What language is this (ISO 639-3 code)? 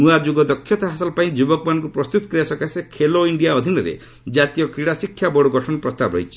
ori